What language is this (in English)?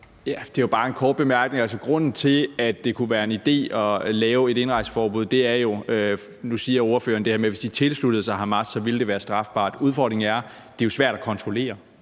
Danish